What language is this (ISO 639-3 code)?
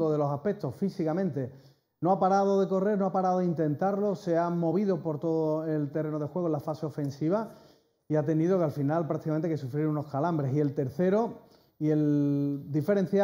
spa